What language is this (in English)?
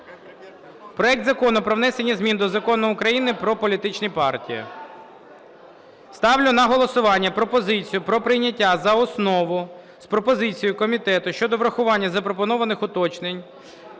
Ukrainian